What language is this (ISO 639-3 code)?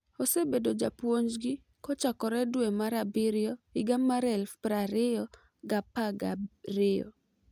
luo